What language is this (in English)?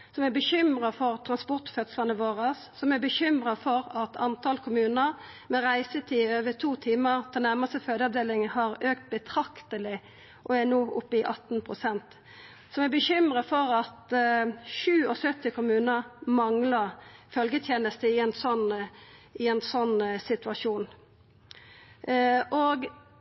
Norwegian Nynorsk